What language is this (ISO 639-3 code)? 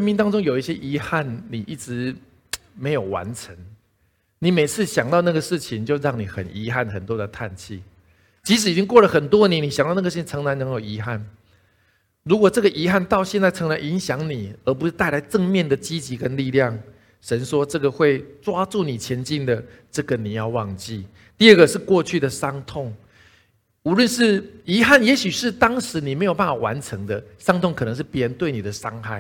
zho